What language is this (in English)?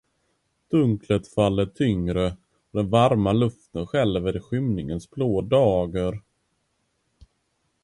Swedish